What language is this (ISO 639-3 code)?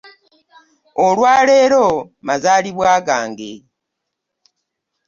lug